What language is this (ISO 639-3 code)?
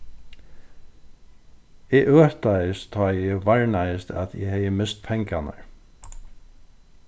fao